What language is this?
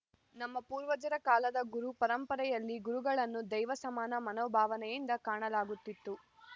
Kannada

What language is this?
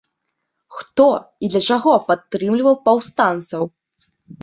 Belarusian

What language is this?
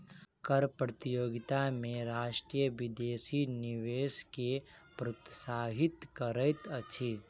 Maithili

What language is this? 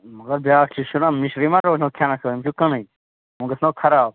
Kashmiri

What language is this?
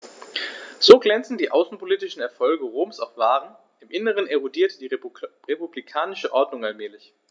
German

